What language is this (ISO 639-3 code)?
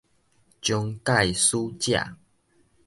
nan